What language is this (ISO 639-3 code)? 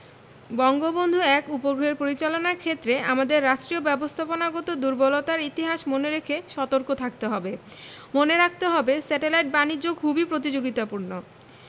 ben